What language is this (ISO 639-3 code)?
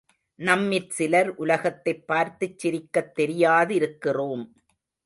tam